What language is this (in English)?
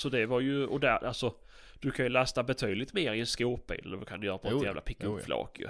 Swedish